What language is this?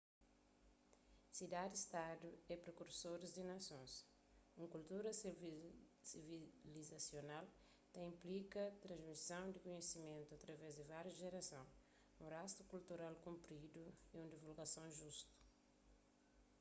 Kabuverdianu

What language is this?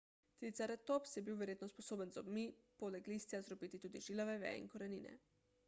Slovenian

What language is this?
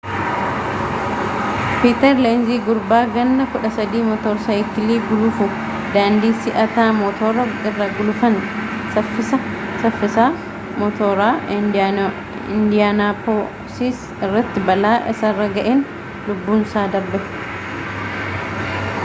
Oromo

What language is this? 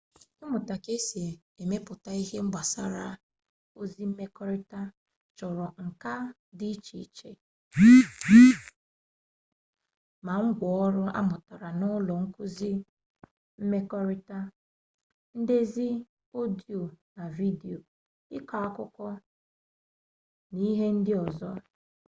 Igbo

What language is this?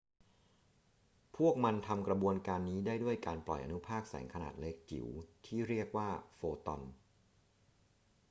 Thai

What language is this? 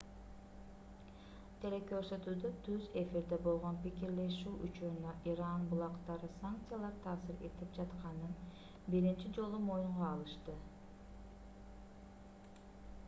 Kyrgyz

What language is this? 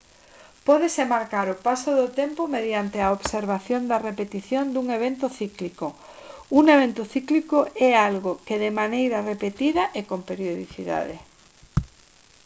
Galician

